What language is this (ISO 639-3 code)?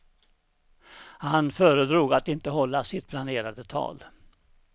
swe